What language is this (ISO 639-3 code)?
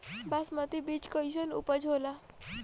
bho